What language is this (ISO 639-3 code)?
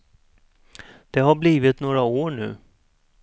swe